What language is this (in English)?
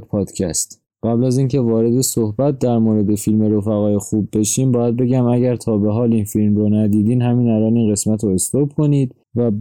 Persian